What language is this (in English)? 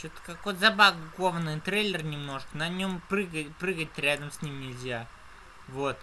Russian